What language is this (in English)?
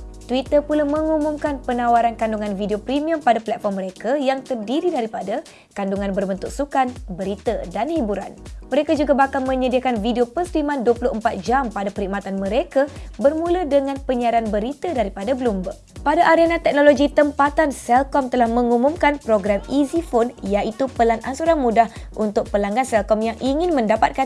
Malay